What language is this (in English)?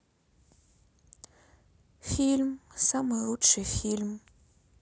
Russian